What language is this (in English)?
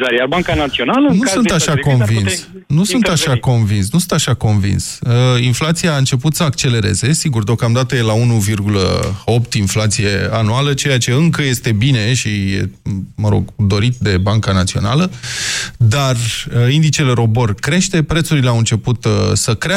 Romanian